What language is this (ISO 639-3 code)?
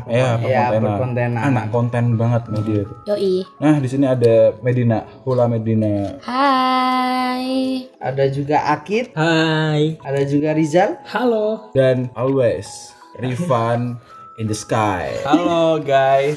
ind